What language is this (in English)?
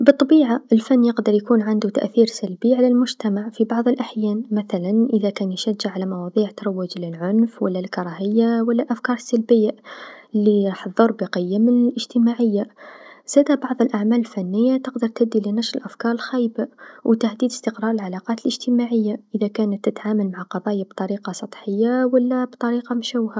Tunisian Arabic